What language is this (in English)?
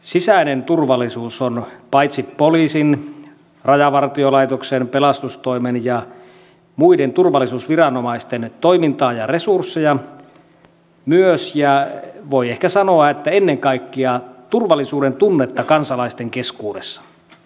Finnish